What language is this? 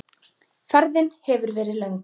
Icelandic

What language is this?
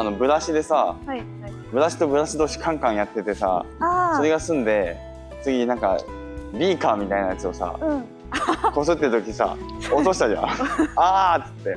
Japanese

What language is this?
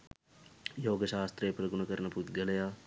Sinhala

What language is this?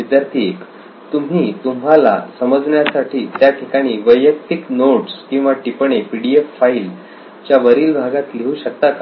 Marathi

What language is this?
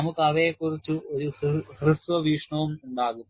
Malayalam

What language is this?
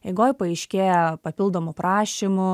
Lithuanian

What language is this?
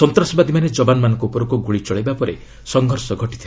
Odia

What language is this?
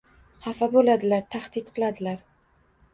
Uzbek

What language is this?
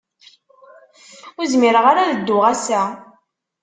Kabyle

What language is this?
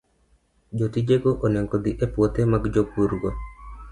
Luo (Kenya and Tanzania)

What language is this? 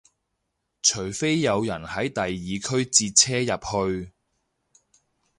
Cantonese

